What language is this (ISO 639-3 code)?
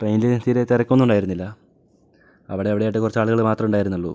mal